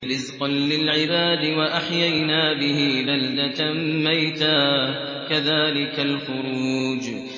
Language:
Arabic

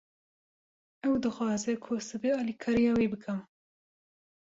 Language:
Kurdish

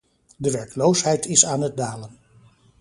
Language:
Dutch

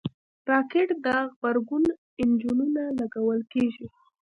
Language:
Pashto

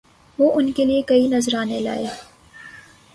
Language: Urdu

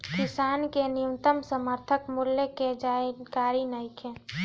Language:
Bhojpuri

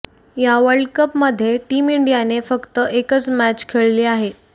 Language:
Marathi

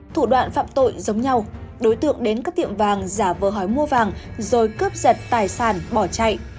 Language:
Vietnamese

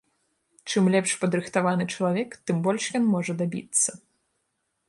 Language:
Belarusian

